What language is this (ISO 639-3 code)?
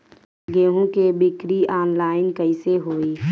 bho